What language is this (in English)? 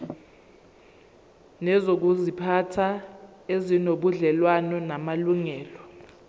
Zulu